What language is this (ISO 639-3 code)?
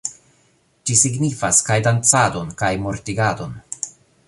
epo